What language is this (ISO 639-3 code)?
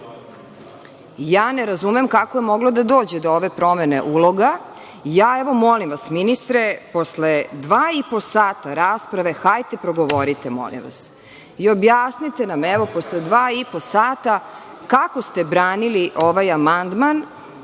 srp